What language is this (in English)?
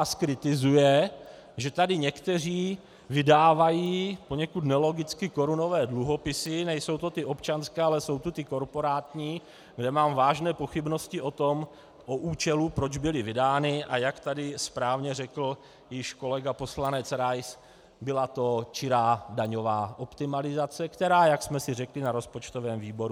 Czech